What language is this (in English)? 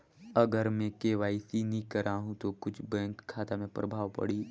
Chhattisgarhi